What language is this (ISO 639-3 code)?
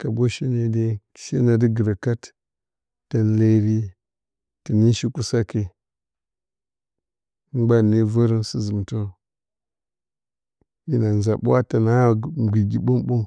bcy